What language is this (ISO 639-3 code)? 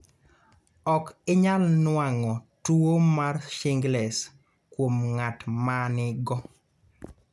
luo